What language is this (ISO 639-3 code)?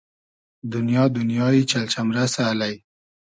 haz